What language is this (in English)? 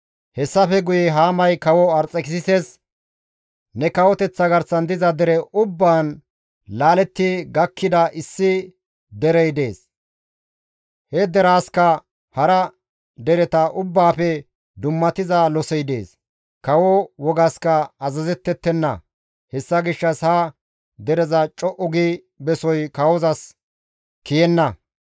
Gamo